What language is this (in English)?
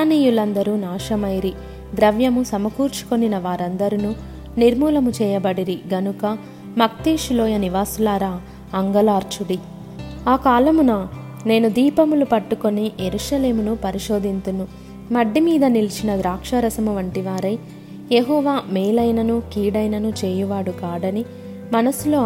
Telugu